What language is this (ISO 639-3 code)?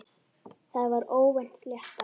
isl